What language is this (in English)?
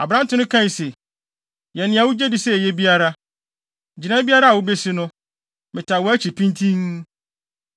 Akan